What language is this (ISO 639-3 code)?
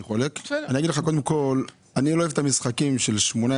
heb